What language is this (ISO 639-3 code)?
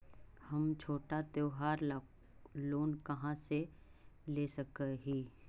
mag